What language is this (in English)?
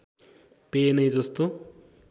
Nepali